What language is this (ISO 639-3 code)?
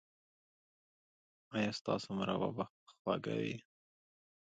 pus